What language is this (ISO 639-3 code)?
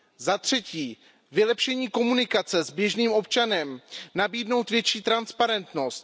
ces